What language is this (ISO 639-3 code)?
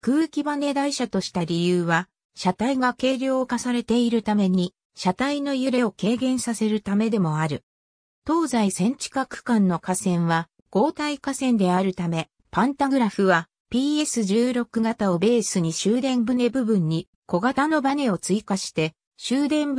jpn